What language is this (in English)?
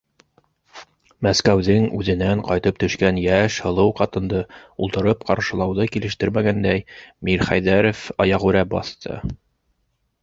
Bashkir